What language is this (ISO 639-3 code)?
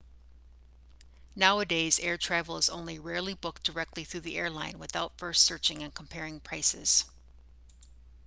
eng